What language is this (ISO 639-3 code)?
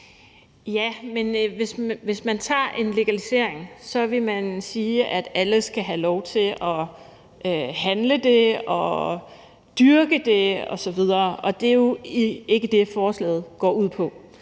dan